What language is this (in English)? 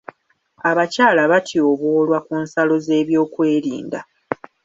Ganda